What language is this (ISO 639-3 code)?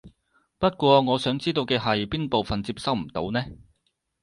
yue